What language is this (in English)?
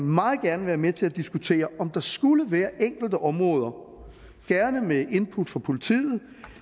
Danish